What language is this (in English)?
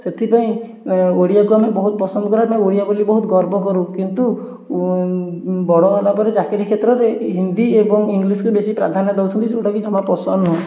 Odia